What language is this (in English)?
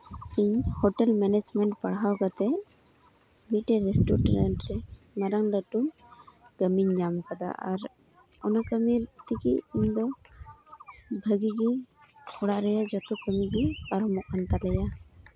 Santali